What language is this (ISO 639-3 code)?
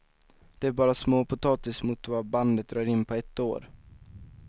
swe